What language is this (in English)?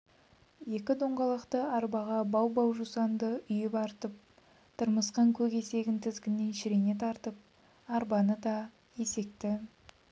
Kazakh